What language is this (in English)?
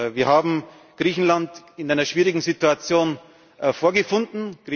German